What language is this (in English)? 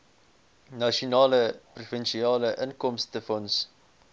Afrikaans